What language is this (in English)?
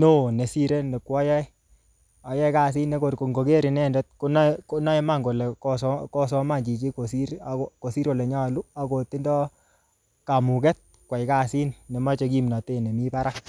Kalenjin